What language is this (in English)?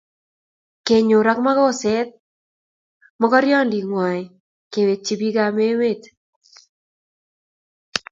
Kalenjin